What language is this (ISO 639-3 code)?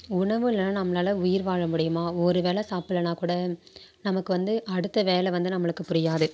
tam